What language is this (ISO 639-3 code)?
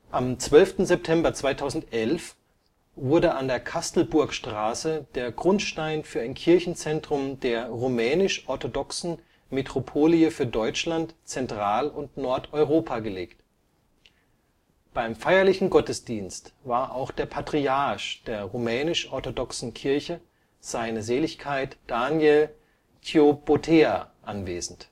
deu